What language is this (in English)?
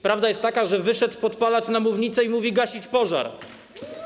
Polish